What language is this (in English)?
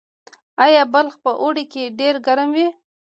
Pashto